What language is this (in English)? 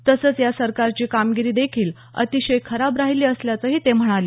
Marathi